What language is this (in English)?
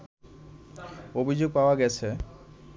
Bangla